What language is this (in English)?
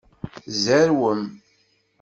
Kabyle